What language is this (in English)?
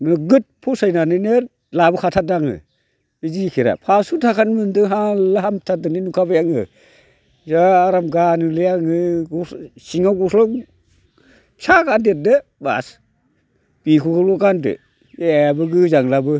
Bodo